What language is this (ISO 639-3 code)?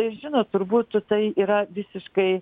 lit